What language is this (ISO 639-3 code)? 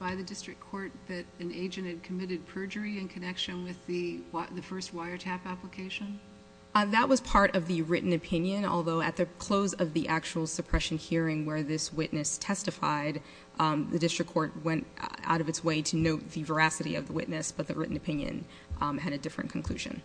eng